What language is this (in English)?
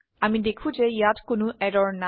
Assamese